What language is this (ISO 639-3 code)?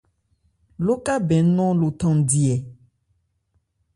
ebr